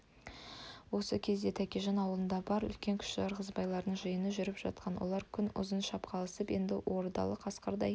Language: Kazakh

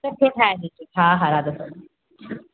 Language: Sindhi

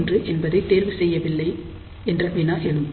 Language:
Tamil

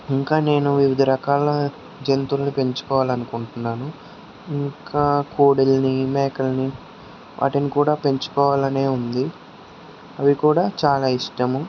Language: Telugu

